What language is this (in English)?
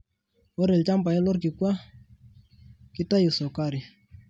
Masai